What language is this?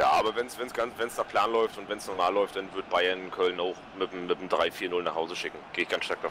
German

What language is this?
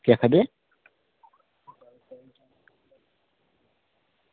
Dogri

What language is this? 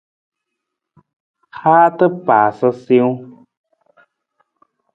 Nawdm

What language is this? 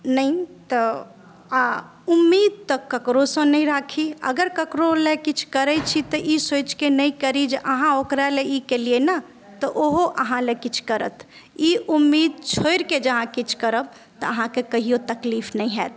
Maithili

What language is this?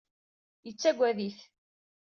Kabyle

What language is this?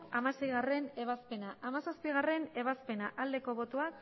Basque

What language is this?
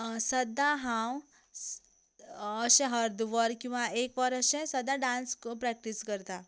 Konkani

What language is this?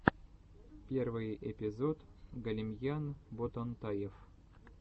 Russian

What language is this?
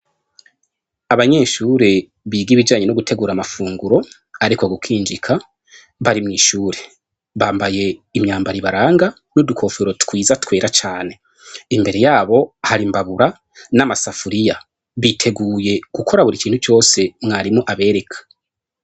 Rundi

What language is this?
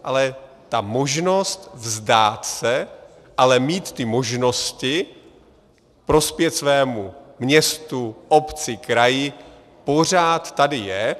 Czech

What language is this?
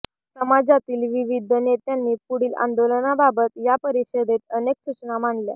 Marathi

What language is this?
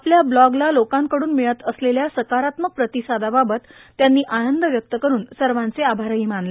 Marathi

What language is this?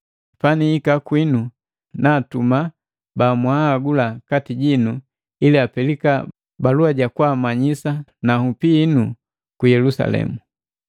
Matengo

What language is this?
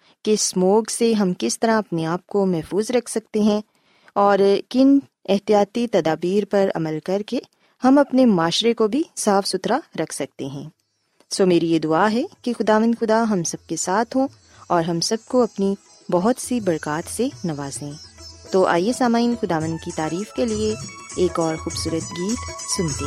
Urdu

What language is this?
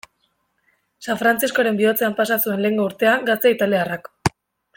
Basque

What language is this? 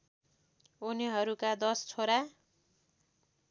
Nepali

